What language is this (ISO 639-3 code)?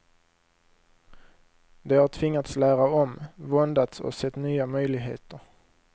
swe